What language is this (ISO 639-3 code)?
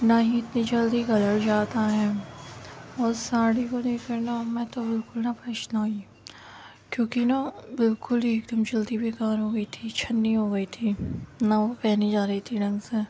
urd